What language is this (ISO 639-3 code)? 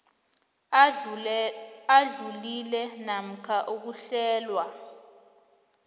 nbl